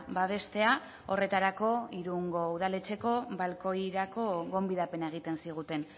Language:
Basque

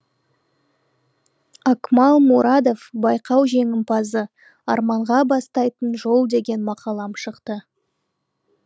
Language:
Kazakh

